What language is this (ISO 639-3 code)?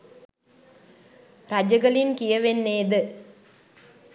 sin